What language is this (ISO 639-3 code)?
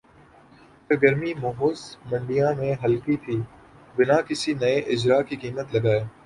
urd